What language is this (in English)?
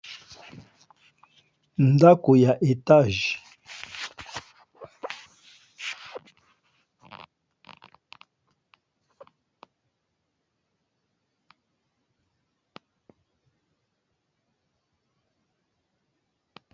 Lingala